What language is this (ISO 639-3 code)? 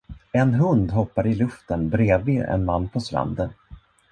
swe